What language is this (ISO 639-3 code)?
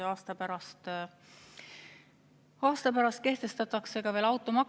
est